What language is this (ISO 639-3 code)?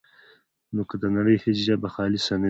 pus